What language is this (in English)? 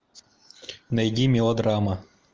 Russian